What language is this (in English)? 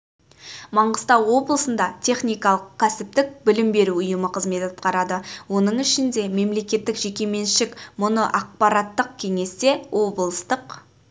Kazakh